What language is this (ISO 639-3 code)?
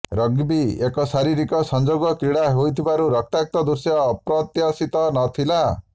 ori